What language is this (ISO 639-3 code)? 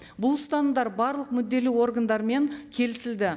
kaz